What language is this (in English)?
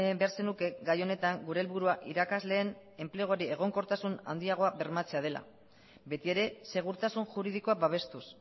Basque